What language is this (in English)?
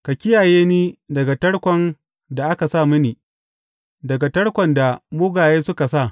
Hausa